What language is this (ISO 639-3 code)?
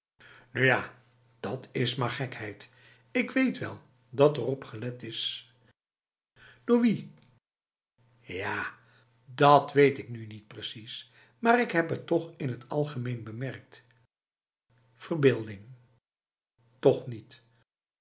nld